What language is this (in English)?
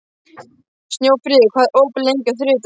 Icelandic